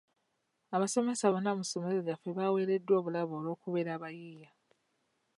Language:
Ganda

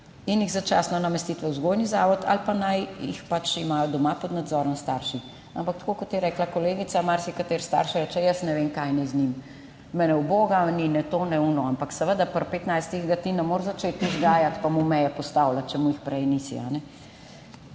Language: Slovenian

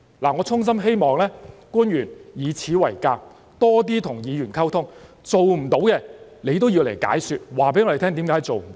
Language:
Cantonese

